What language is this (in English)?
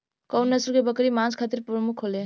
Bhojpuri